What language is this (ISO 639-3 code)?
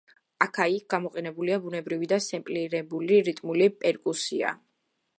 kat